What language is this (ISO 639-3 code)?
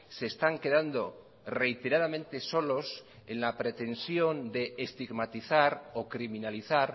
spa